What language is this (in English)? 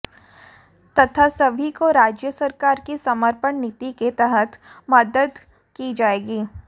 Hindi